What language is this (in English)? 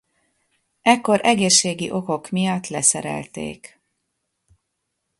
Hungarian